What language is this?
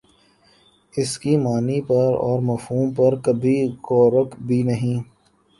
Urdu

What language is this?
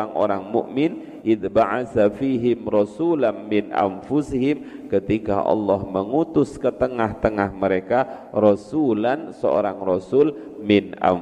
Indonesian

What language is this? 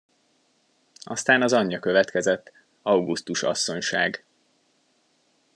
Hungarian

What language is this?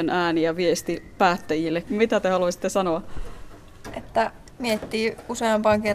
Finnish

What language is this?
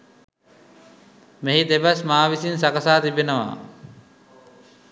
Sinhala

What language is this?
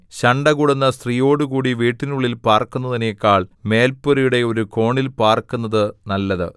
Malayalam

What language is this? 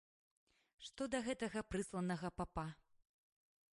Belarusian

